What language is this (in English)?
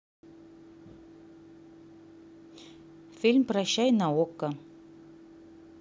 Russian